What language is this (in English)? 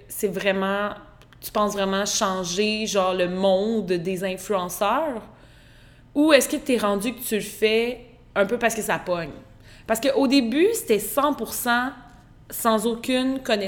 French